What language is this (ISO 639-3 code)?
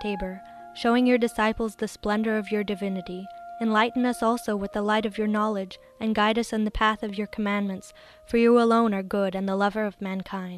eng